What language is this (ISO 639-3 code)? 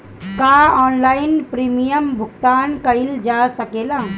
bho